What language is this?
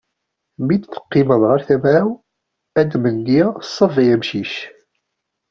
Kabyle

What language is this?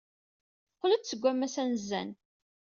Kabyle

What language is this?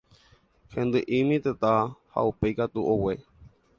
Guarani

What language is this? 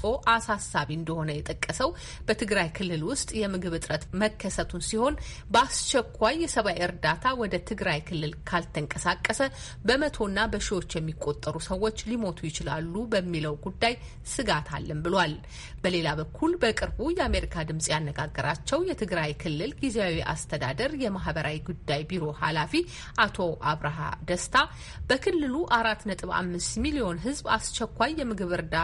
Amharic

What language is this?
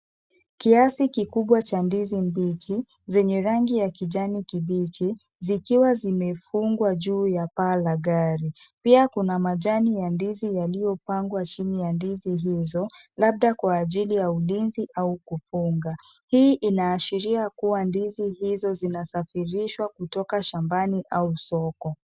Swahili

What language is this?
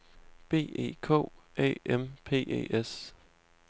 Danish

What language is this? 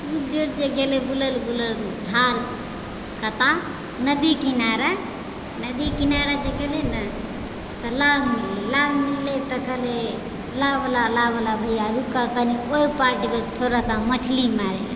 Maithili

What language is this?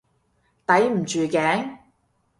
Cantonese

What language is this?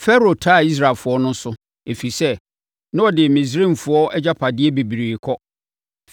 Akan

